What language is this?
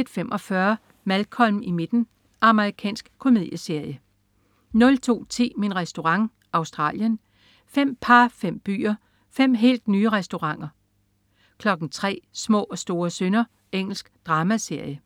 Danish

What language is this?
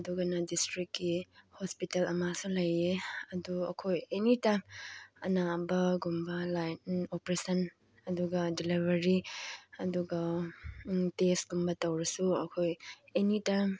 Manipuri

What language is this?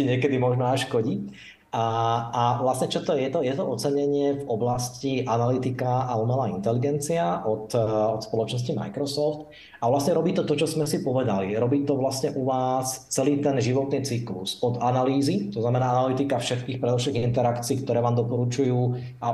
Slovak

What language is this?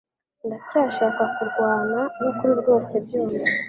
Kinyarwanda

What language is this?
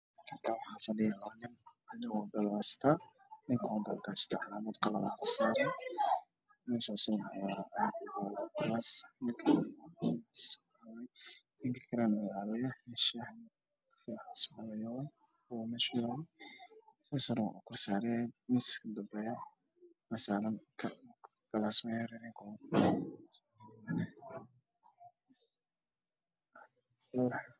Somali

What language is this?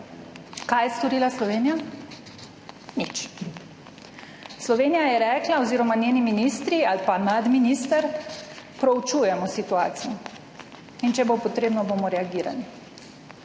Slovenian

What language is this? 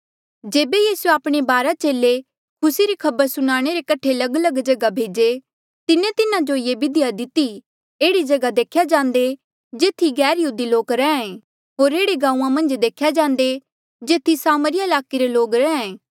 Mandeali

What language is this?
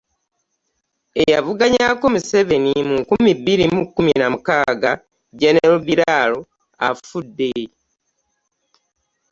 Ganda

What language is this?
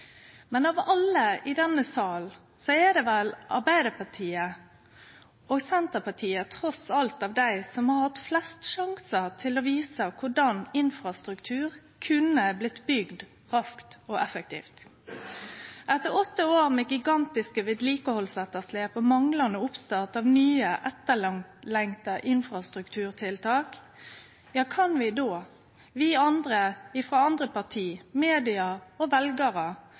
Norwegian Nynorsk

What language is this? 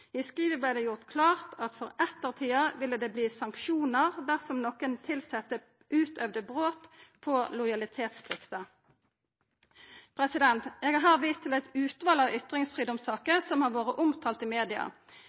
Norwegian Nynorsk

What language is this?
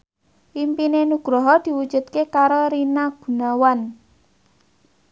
Javanese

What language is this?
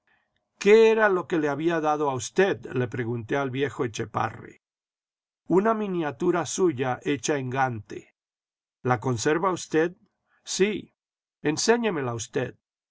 Spanish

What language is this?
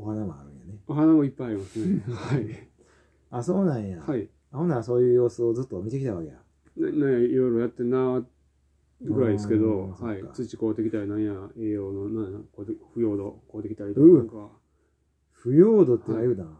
Japanese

